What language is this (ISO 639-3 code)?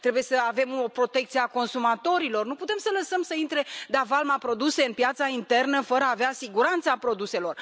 ron